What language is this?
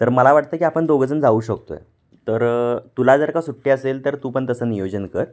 Marathi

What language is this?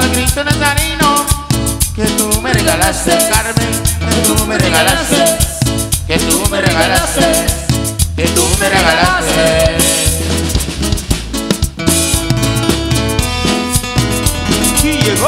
Spanish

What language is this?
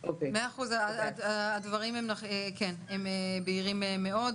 Hebrew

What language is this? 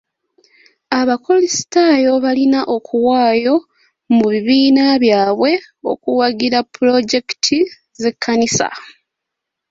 Ganda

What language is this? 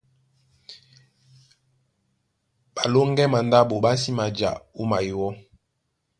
Duala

